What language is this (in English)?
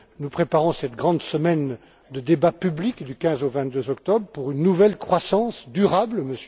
French